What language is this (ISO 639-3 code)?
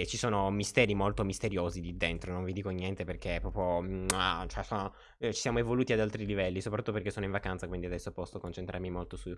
ita